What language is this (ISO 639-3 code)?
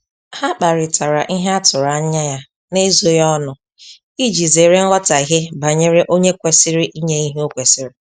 ibo